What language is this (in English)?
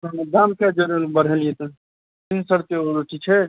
Maithili